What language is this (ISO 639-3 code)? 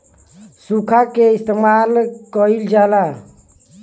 bho